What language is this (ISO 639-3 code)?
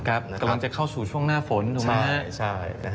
tha